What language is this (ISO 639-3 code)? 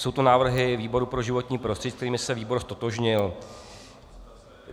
ces